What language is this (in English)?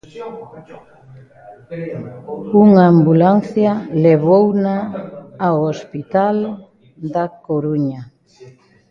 Galician